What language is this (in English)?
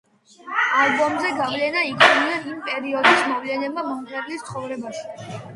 Georgian